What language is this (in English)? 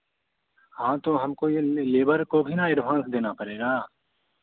Hindi